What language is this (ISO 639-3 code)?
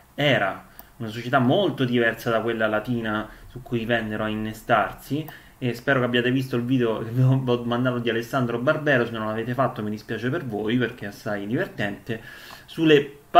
ita